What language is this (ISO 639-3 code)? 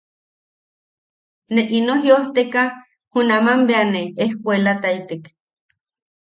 yaq